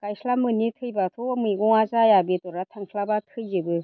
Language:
Bodo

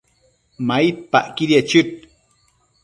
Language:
Matsés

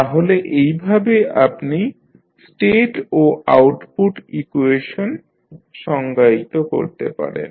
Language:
Bangla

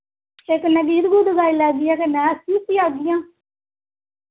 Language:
Dogri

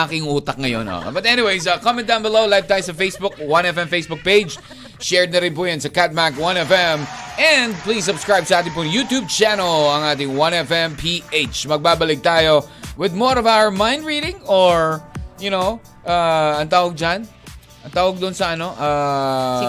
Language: Filipino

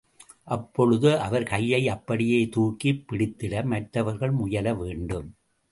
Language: Tamil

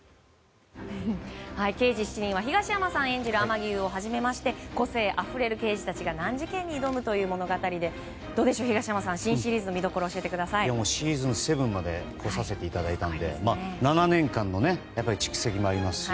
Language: Japanese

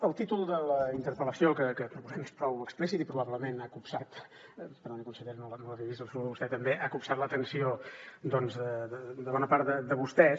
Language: Catalan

